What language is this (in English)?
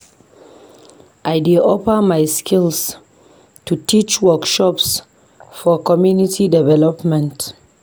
Nigerian Pidgin